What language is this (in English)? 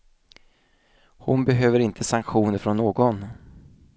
Swedish